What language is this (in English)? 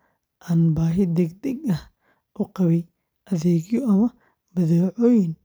Somali